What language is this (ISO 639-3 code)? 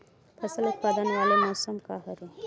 hne